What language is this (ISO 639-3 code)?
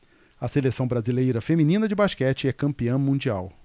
por